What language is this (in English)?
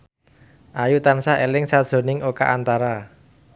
Javanese